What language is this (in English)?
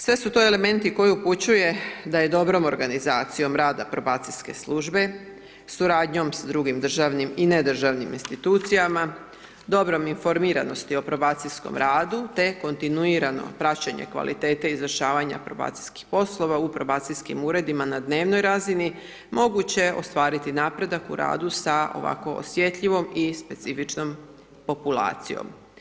Croatian